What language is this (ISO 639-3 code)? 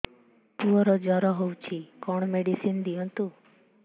ori